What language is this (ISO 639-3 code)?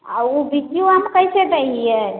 mai